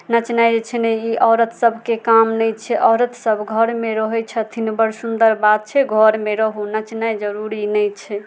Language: Maithili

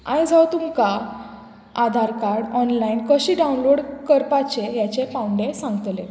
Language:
Konkani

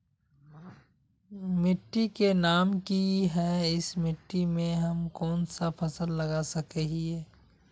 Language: Magahi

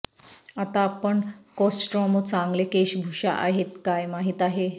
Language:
Marathi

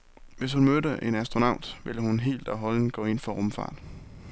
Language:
Danish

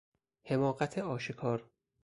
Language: Persian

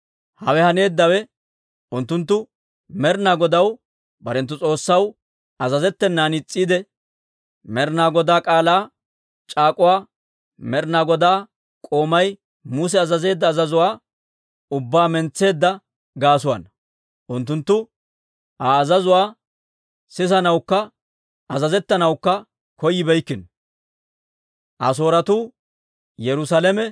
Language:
Dawro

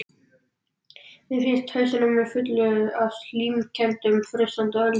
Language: Icelandic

